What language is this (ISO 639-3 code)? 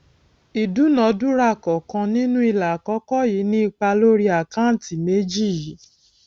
yor